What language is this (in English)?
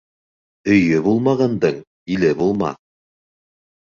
Bashkir